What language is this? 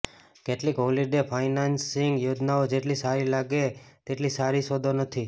Gujarati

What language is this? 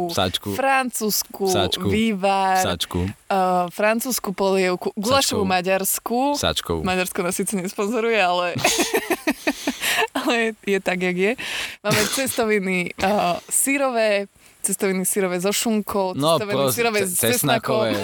Slovak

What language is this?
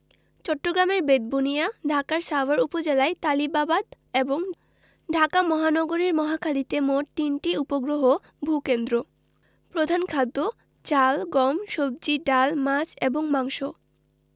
Bangla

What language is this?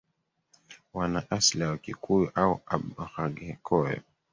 Swahili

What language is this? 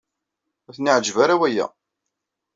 Kabyle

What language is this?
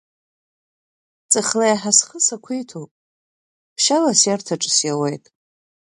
Abkhazian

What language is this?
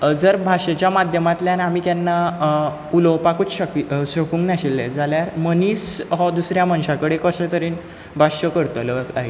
Konkani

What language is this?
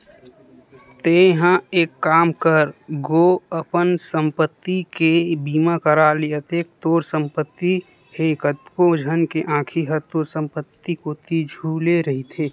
Chhattisgarhi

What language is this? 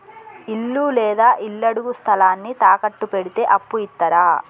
Telugu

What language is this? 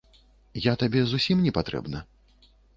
Belarusian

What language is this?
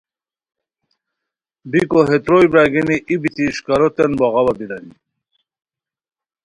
Khowar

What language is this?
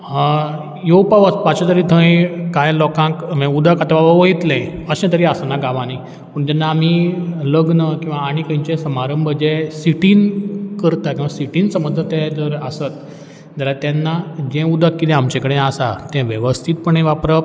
Konkani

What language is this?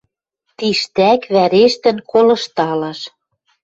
Western Mari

